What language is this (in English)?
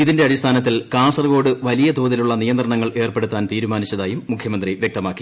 Malayalam